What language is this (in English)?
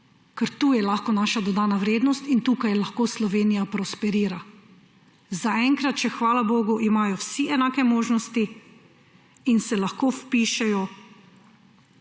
Slovenian